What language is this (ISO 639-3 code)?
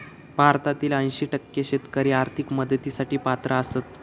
mar